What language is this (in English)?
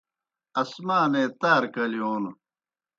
Kohistani Shina